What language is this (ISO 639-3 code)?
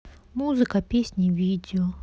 rus